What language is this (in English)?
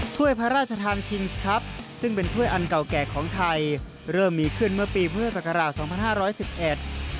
Thai